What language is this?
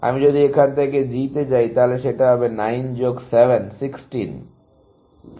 Bangla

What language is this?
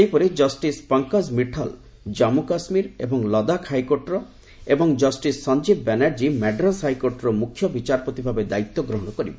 Odia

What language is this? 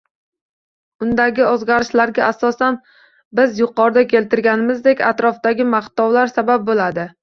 Uzbek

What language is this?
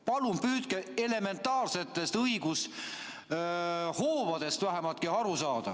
Estonian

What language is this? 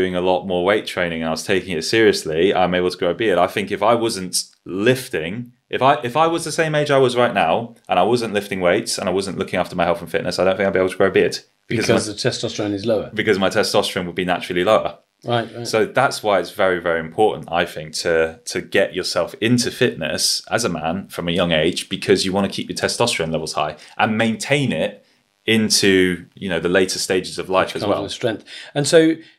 English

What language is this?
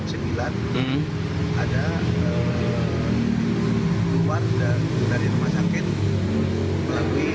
Indonesian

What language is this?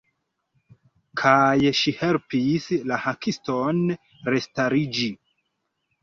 Esperanto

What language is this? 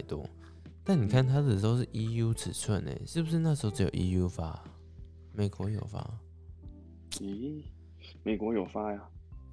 Chinese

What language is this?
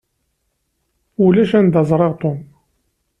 Kabyle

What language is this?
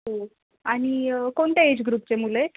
Marathi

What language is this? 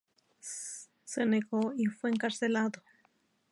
Spanish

